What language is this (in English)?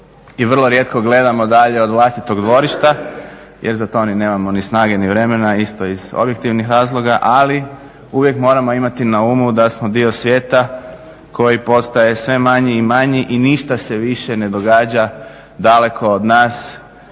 Croatian